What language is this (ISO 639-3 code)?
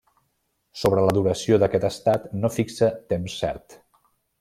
cat